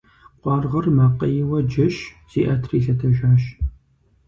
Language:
Kabardian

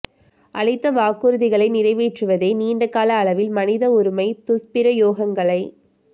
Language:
Tamil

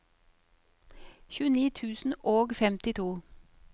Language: Norwegian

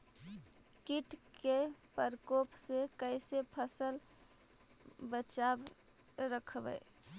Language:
Magahi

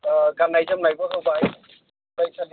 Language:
Bodo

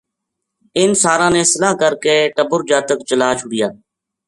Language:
Gujari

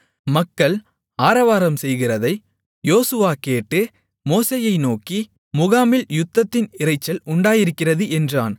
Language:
Tamil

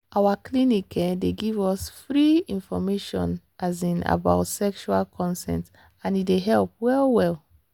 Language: Nigerian Pidgin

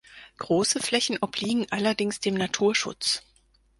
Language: German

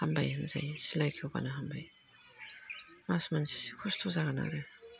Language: Bodo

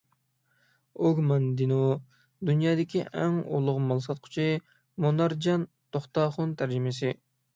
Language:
Uyghur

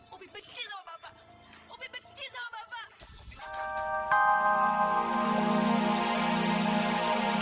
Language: Indonesian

